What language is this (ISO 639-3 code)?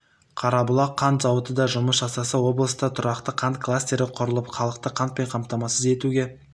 kaz